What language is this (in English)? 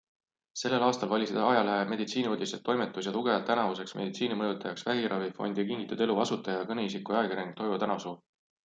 Estonian